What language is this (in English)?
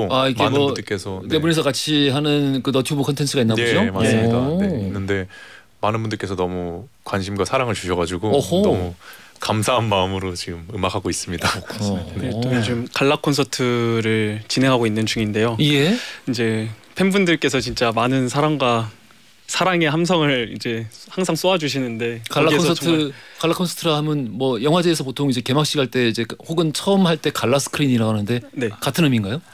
Korean